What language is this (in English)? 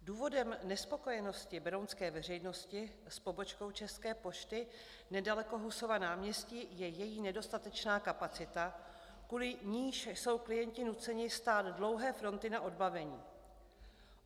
Czech